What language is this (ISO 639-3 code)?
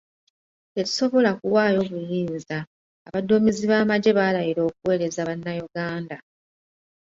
lug